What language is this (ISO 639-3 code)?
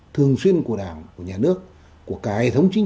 vie